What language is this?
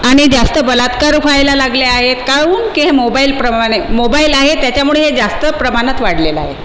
Marathi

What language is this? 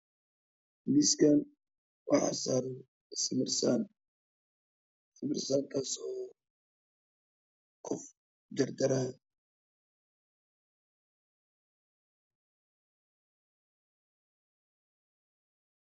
Somali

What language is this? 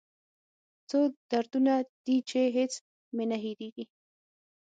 Pashto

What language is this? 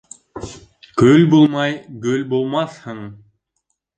Bashkir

